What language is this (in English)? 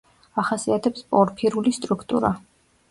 Georgian